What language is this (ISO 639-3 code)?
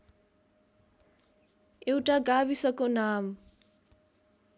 nep